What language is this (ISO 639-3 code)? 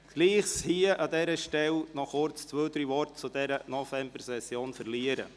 gsw